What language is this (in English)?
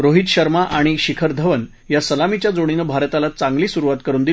Marathi